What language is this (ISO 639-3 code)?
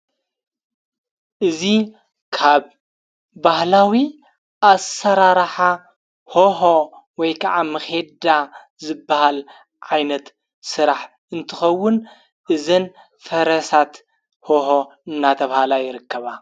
tir